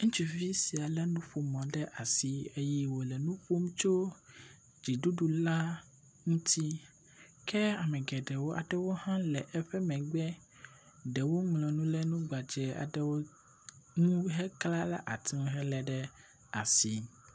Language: Ewe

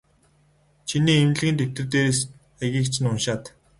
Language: Mongolian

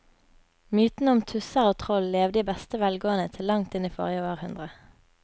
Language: Norwegian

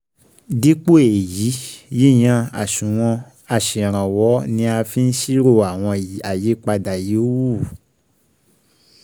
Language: Yoruba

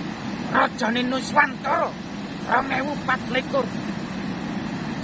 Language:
Indonesian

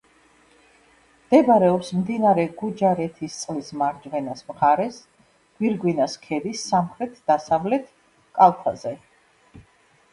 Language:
Georgian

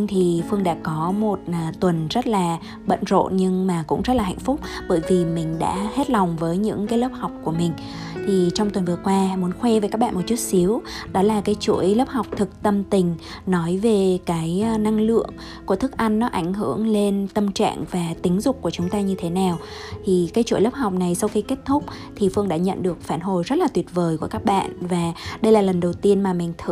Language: Vietnamese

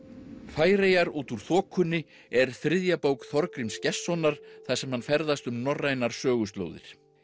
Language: Icelandic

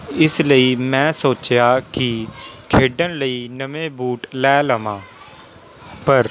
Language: Punjabi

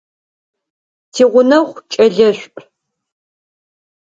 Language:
Adyghe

